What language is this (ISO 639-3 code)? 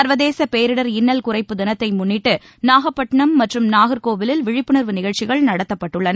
tam